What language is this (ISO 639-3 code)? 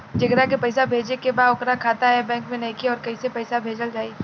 bho